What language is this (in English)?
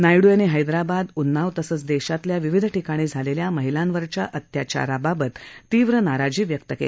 Marathi